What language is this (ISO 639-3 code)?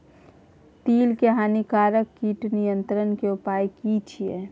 mai